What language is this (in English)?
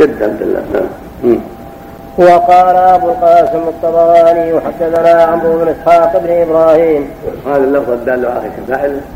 Arabic